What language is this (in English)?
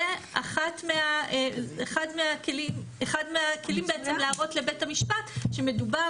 Hebrew